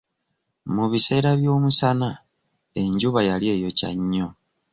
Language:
Ganda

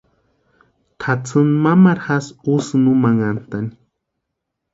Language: Western Highland Purepecha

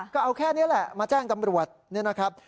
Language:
Thai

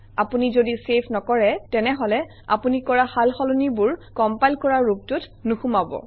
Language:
Assamese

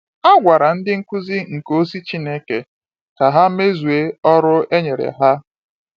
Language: Igbo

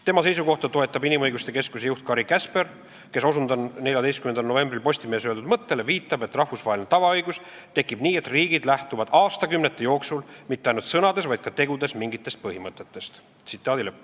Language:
Estonian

